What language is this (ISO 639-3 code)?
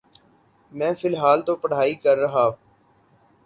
urd